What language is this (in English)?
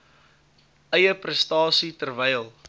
Afrikaans